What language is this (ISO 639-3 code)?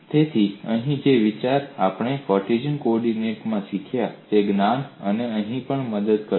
guj